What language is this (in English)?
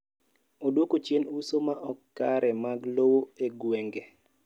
Luo (Kenya and Tanzania)